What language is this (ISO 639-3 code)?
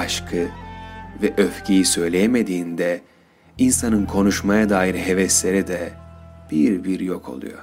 tur